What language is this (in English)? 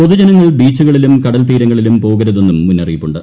Malayalam